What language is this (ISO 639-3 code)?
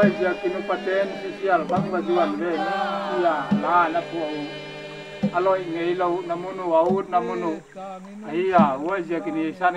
tha